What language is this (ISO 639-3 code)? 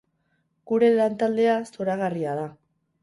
eus